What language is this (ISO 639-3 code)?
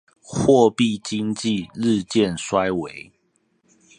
zho